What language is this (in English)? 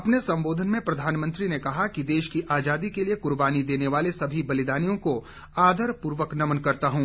Hindi